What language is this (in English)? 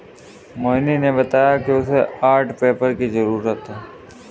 Hindi